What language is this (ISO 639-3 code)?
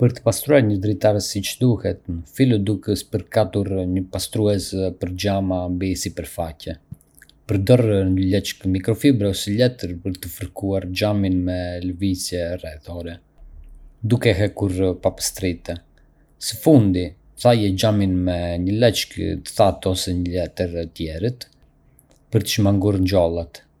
aae